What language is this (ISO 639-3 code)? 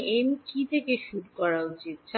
ben